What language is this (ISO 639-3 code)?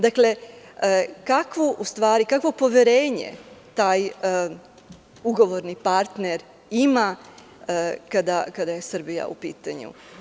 srp